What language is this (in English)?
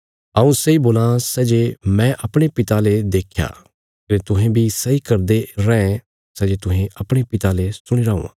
Bilaspuri